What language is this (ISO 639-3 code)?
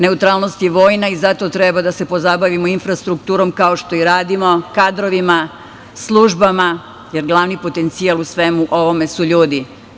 srp